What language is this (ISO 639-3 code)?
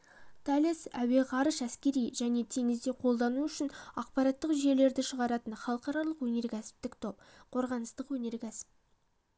kaz